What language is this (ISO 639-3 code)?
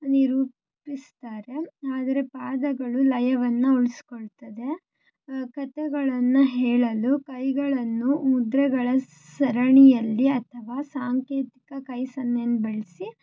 kan